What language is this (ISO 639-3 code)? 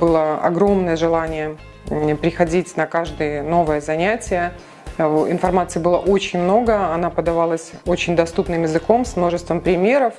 rus